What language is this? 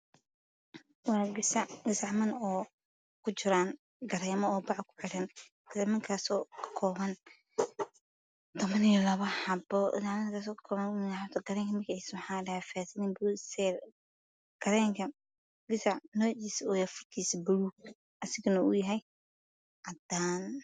Somali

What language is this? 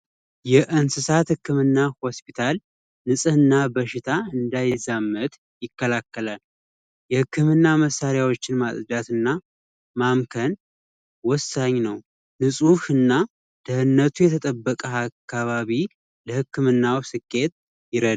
Amharic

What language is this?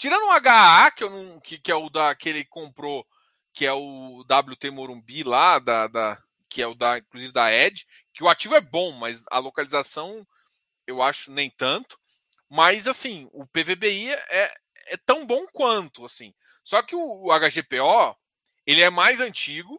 Portuguese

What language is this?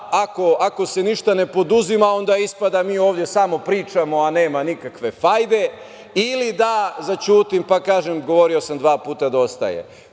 Serbian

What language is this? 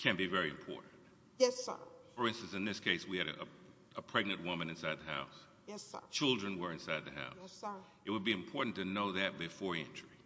English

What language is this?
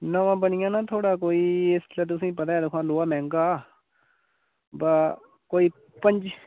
Dogri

